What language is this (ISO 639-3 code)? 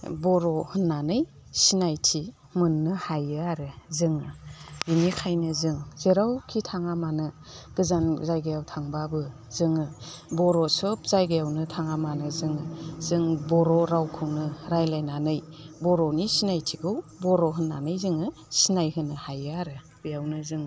brx